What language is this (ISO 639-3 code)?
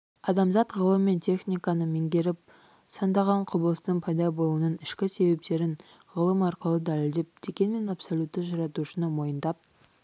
kaz